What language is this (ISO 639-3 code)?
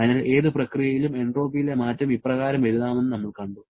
mal